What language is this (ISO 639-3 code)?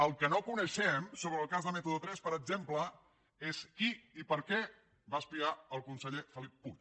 cat